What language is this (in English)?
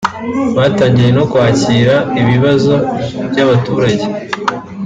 Kinyarwanda